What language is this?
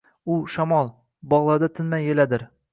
Uzbek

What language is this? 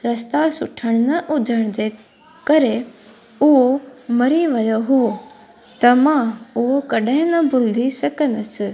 Sindhi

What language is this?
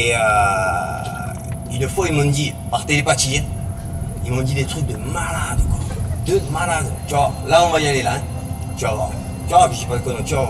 French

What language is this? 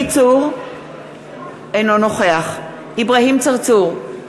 Hebrew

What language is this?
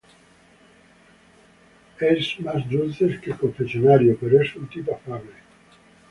Spanish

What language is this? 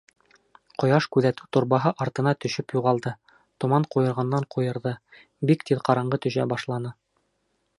Bashkir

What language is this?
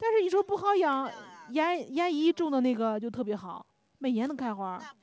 Chinese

